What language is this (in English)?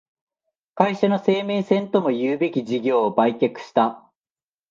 Japanese